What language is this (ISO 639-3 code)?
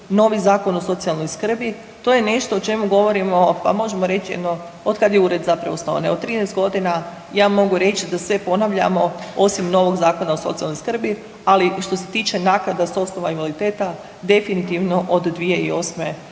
hrv